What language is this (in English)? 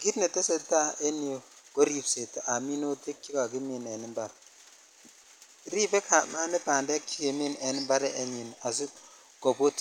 Kalenjin